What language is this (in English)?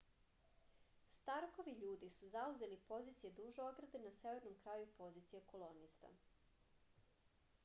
Serbian